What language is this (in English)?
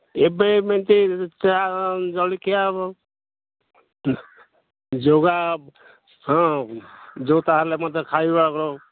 Odia